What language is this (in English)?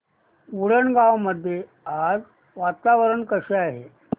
Marathi